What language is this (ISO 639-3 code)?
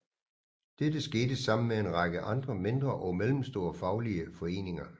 dan